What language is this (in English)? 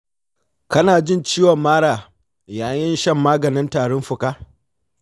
Hausa